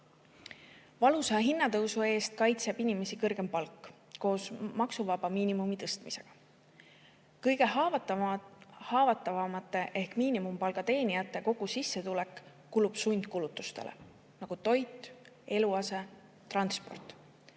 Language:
Estonian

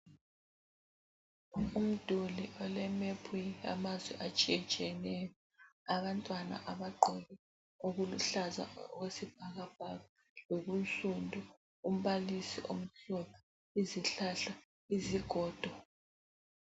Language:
North Ndebele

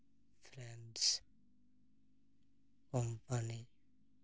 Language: Santali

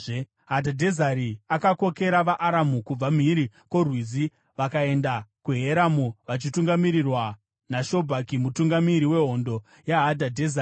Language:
Shona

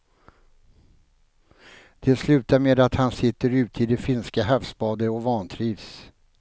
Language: Swedish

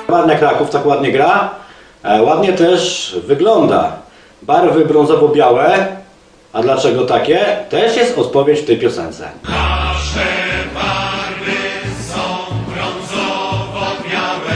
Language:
Polish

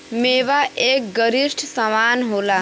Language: Bhojpuri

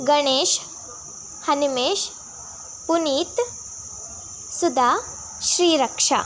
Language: Kannada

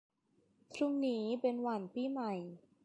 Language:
Thai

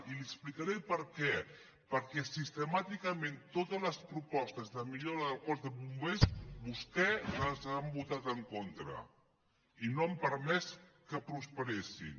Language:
Catalan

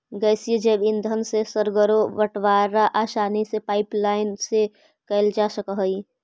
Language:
Magahi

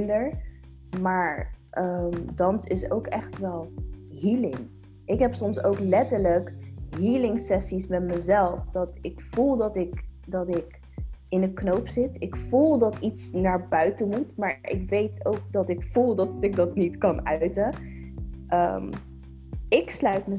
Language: Dutch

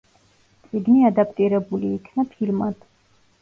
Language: Georgian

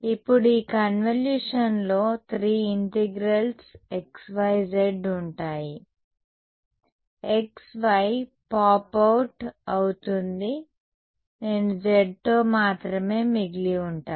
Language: Telugu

